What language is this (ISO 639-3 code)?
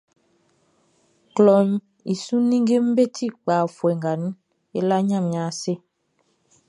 bci